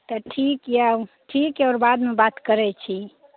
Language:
Maithili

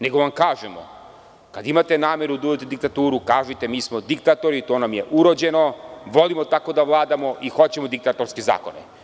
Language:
Serbian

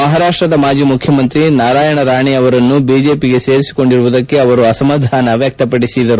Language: Kannada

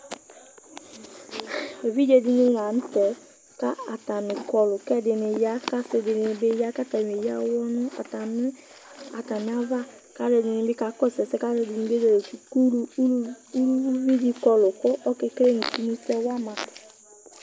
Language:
Ikposo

